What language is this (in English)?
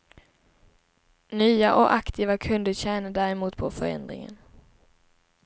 Swedish